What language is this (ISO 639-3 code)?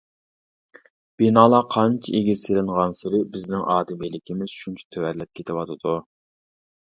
uig